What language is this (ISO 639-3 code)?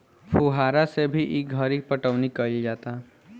bho